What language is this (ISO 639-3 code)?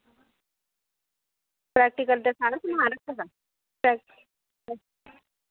doi